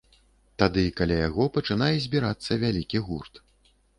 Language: Belarusian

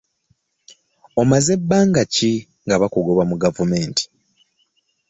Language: Ganda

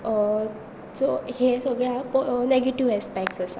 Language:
Konkani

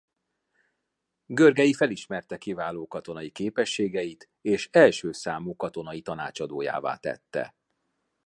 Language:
Hungarian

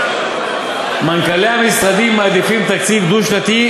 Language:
Hebrew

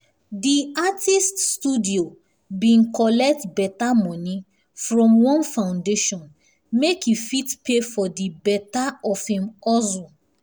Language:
Nigerian Pidgin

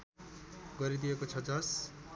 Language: Nepali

